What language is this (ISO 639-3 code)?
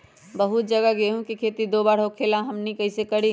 mag